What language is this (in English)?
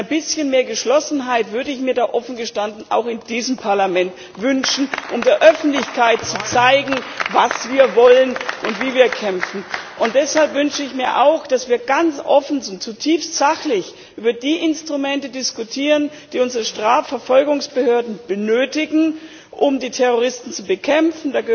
German